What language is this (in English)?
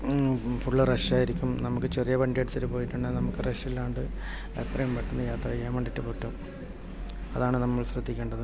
Malayalam